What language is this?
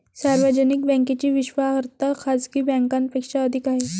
Marathi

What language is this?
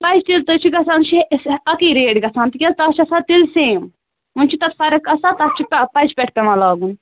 Kashmiri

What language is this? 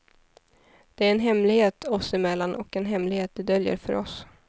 Swedish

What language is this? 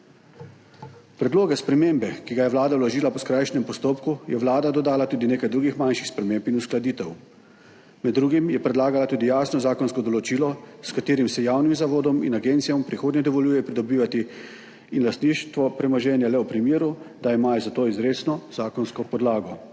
Slovenian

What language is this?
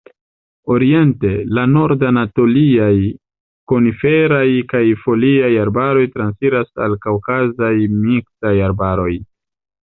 Esperanto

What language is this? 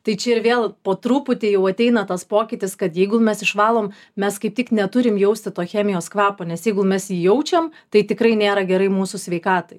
Lithuanian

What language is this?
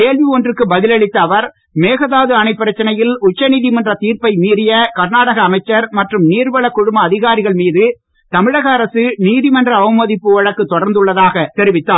Tamil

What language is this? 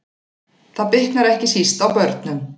Icelandic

